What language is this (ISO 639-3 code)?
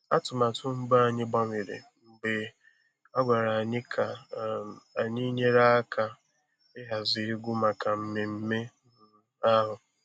ibo